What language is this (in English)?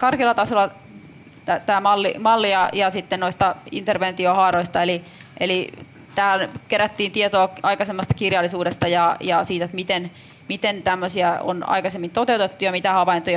Finnish